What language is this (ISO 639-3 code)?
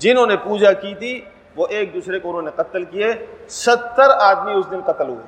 urd